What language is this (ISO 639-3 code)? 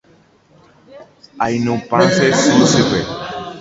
grn